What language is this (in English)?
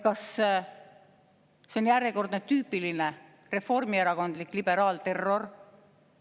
Estonian